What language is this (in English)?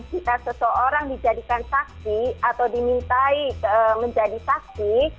Indonesian